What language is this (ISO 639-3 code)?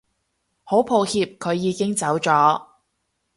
yue